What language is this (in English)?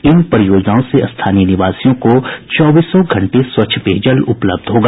Hindi